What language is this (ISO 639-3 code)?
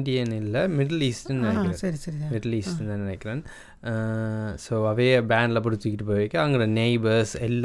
tam